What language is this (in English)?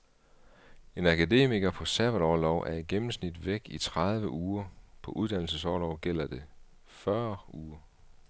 Danish